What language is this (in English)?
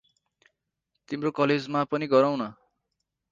Nepali